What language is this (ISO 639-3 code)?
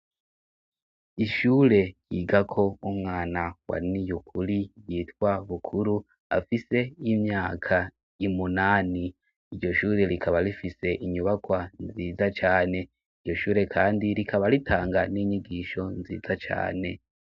run